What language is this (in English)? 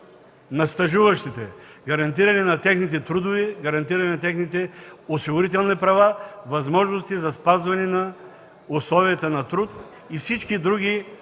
Bulgarian